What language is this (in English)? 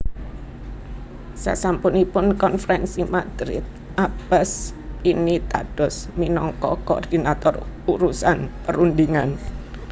Javanese